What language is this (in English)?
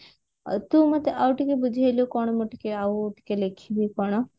Odia